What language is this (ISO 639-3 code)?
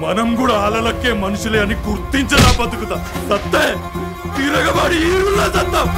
kor